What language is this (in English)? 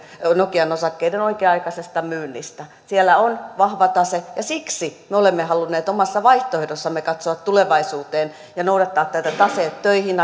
Finnish